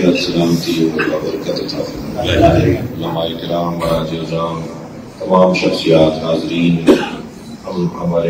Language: Arabic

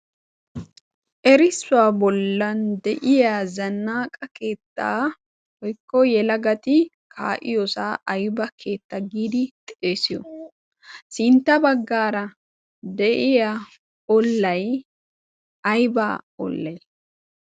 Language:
Wolaytta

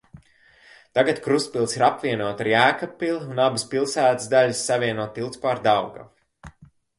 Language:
Latvian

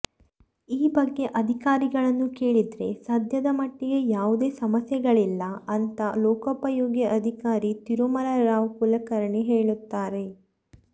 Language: Kannada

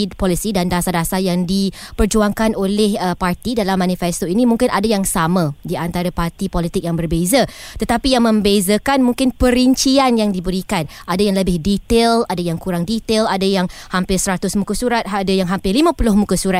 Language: Malay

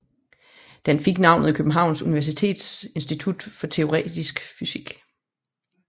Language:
Danish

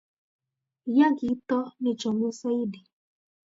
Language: Kalenjin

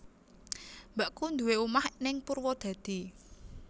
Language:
Javanese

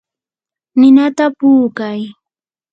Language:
Yanahuanca Pasco Quechua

